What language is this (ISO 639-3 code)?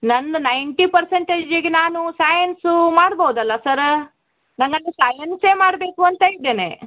kan